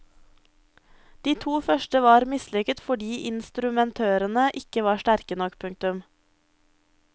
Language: Norwegian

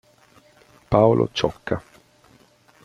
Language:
Italian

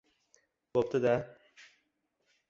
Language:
Uzbek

